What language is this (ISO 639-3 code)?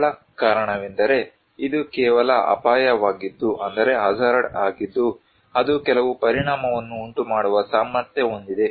kan